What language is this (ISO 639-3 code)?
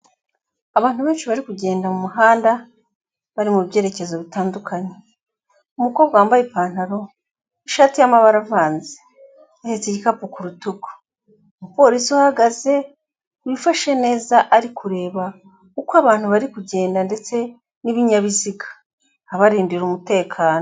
kin